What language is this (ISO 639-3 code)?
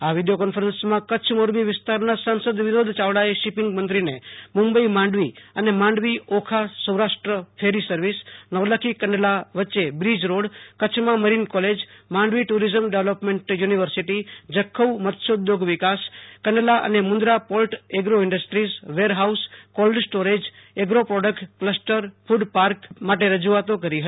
guj